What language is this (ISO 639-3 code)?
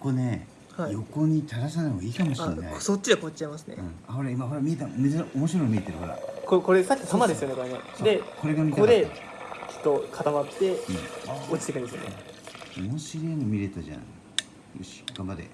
jpn